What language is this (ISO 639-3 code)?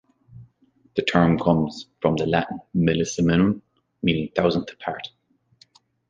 eng